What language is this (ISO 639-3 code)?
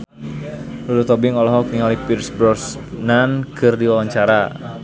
sun